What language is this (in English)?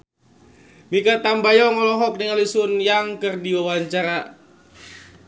Sundanese